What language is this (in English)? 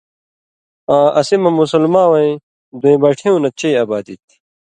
Indus Kohistani